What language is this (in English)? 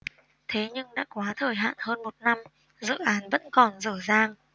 Vietnamese